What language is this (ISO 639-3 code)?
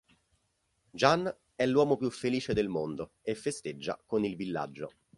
ita